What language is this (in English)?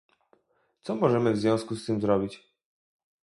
Polish